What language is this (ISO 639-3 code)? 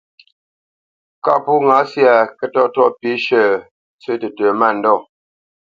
bce